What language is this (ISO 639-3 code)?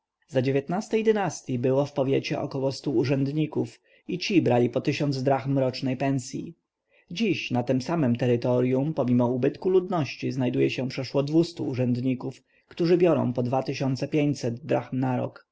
pol